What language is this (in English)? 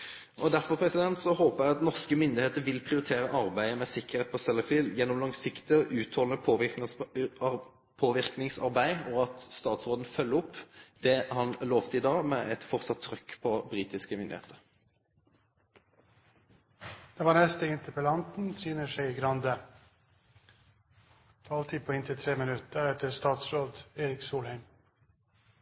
Norwegian